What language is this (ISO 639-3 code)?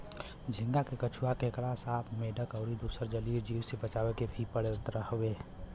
bho